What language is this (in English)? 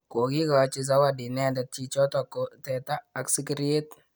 Kalenjin